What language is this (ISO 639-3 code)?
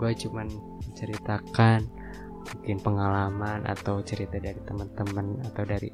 ind